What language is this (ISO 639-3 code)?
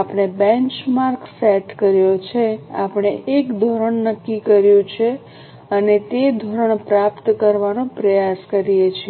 guj